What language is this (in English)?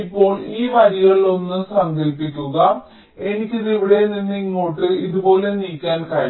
Malayalam